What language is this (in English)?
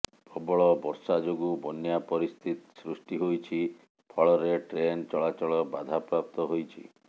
Odia